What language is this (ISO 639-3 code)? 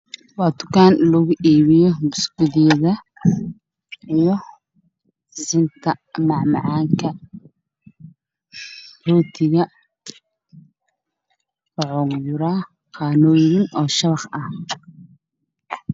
som